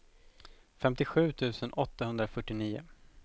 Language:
Swedish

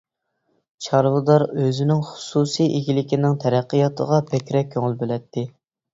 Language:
Uyghur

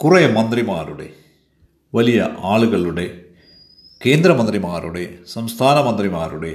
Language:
Malayalam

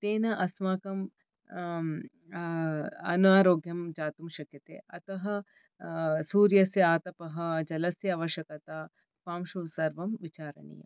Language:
Sanskrit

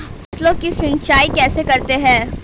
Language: Hindi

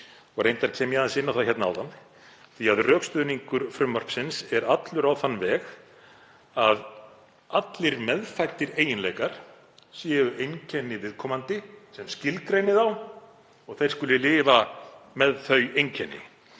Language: Icelandic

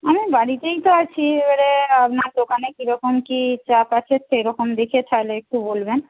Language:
Bangla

